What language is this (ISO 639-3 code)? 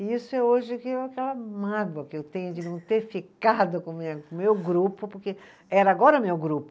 por